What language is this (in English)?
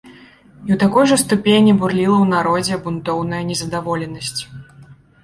Belarusian